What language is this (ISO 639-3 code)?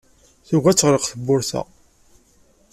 kab